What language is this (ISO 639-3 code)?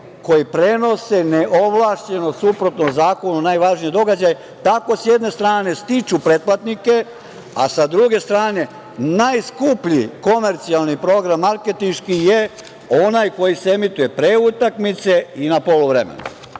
srp